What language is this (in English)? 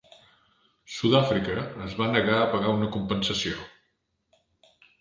Catalan